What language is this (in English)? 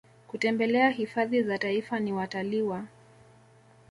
Swahili